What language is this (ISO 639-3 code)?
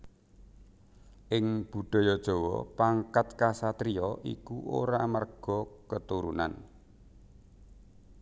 jav